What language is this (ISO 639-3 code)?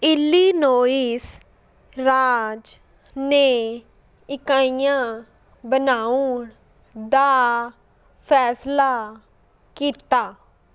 pan